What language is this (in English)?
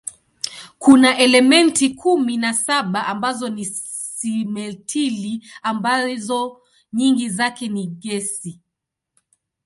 Swahili